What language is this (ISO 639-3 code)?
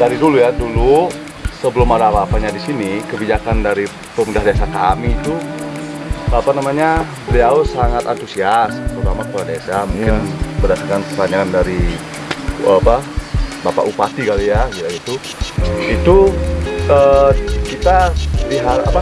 ind